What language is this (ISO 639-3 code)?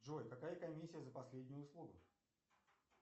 rus